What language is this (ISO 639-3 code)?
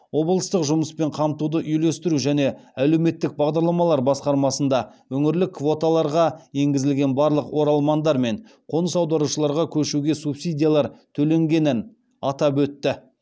kaz